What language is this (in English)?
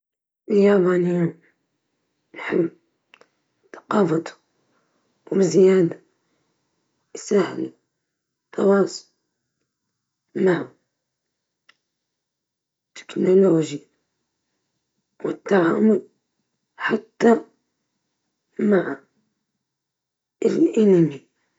Libyan Arabic